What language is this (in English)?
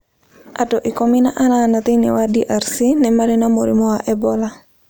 Kikuyu